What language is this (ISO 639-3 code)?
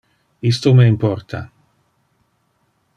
ina